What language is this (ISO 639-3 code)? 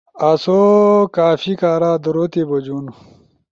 ush